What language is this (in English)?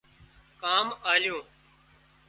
Wadiyara Koli